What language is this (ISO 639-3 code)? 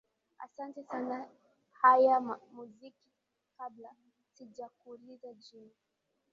swa